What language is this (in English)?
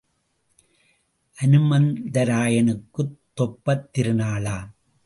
Tamil